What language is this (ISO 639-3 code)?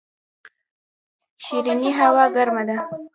pus